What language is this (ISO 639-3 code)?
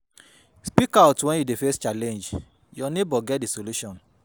pcm